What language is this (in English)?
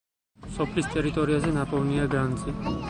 Georgian